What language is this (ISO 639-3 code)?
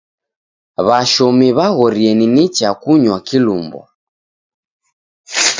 dav